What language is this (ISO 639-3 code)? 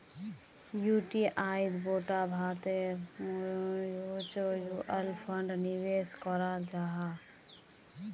mag